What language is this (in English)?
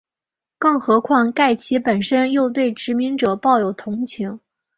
Chinese